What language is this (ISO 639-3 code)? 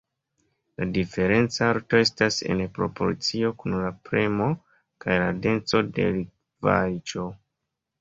epo